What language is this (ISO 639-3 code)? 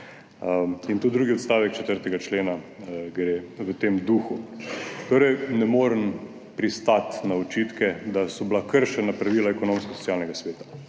slv